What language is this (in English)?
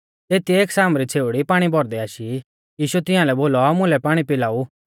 Mahasu Pahari